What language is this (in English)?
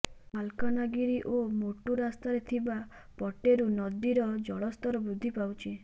Odia